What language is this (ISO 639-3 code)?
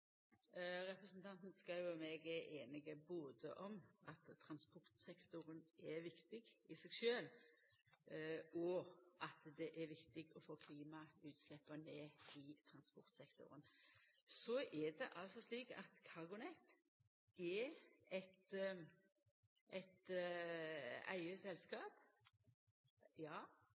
nno